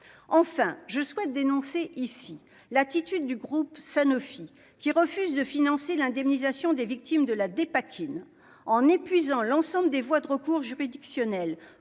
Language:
French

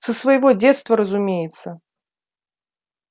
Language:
Russian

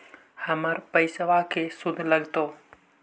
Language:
Magahi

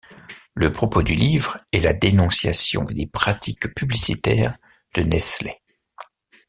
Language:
French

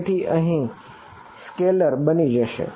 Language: Gujarati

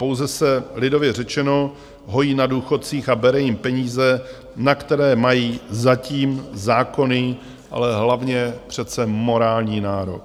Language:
Czech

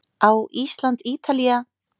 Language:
Icelandic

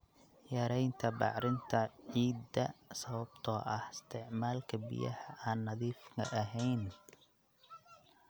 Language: Somali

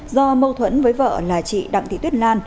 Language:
Vietnamese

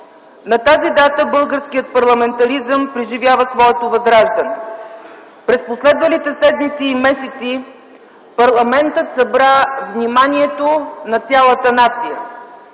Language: Bulgarian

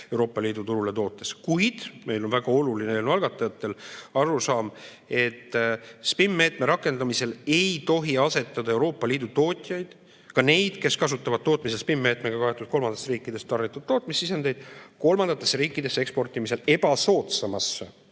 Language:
Estonian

